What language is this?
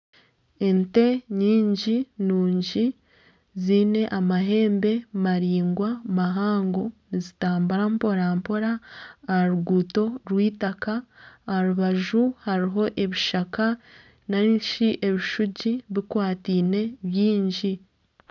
Nyankole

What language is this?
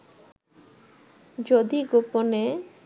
Bangla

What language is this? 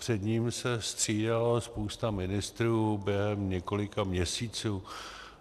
Czech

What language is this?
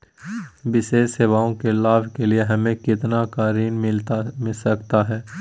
Magahi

